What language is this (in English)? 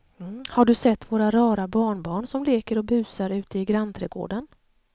Swedish